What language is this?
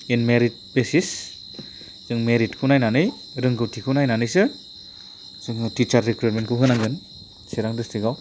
Bodo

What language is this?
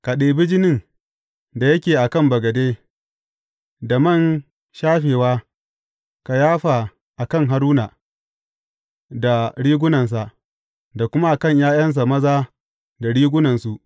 Hausa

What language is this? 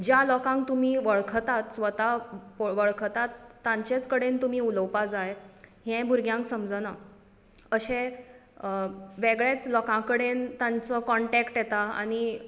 Konkani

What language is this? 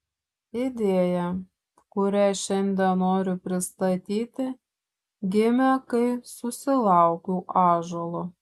Lithuanian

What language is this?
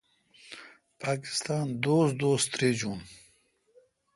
Kalkoti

